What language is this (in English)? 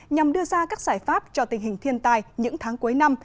Vietnamese